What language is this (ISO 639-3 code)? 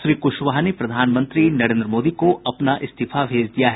hin